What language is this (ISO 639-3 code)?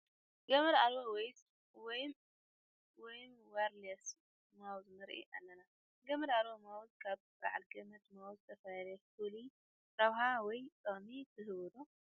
tir